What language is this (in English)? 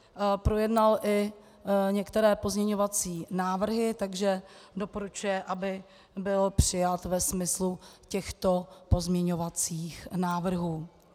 Czech